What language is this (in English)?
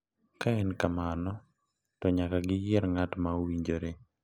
Luo (Kenya and Tanzania)